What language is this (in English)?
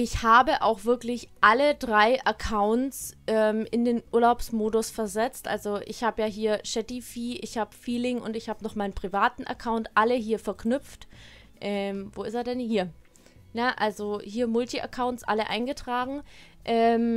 German